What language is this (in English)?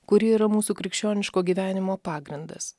Lithuanian